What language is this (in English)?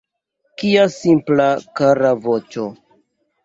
Esperanto